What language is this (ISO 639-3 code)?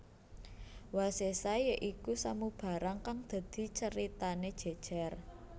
jav